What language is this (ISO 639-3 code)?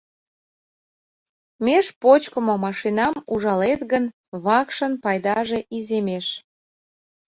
chm